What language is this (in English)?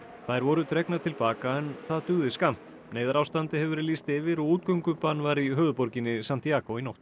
Icelandic